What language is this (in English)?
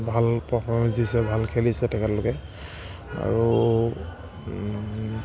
Assamese